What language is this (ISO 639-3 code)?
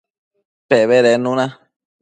mcf